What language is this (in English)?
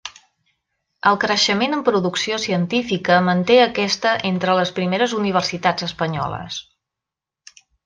Catalan